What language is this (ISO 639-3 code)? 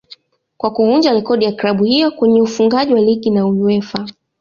swa